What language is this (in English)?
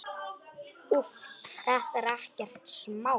Icelandic